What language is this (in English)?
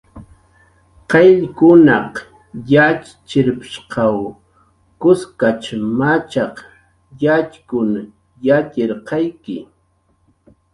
Jaqaru